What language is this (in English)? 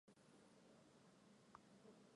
Chinese